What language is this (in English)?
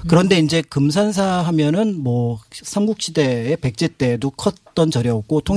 Korean